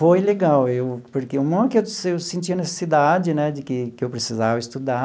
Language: Portuguese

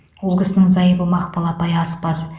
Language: Kazakh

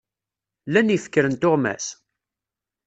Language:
Kabyle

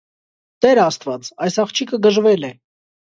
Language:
Armenian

